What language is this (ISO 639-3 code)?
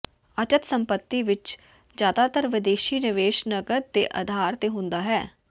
pan